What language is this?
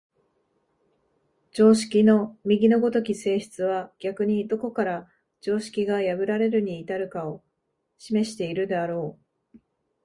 Japanese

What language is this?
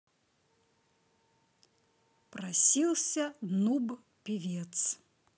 Russian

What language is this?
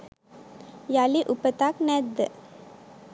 Sinhala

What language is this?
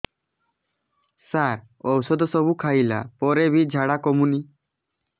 Odia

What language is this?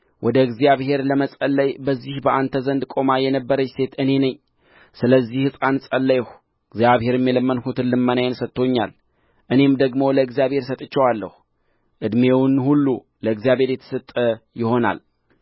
Amharic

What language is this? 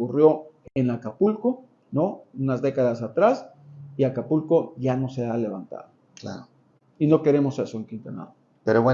Spanish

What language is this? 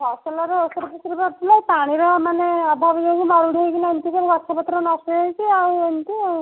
Odia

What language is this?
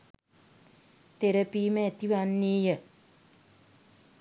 Sinhala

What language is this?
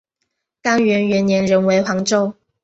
Chinese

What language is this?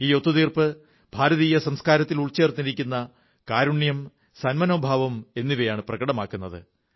Malayalam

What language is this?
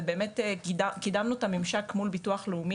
Hebrew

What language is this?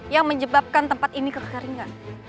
Indonesian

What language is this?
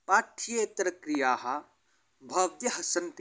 Sanskrit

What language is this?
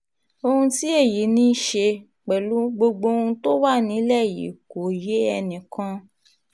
Yoruba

